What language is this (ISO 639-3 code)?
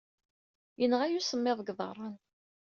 kab